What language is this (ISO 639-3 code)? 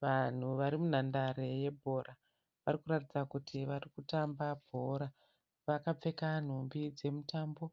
sna